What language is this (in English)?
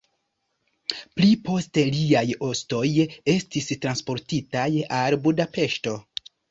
Esperanto